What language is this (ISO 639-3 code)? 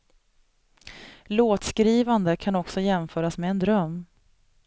swe